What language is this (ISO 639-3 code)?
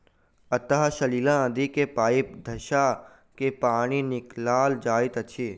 mai